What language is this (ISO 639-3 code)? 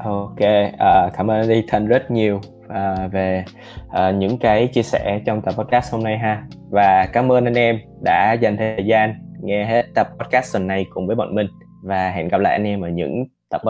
vie